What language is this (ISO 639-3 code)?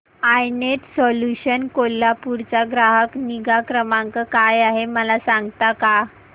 mar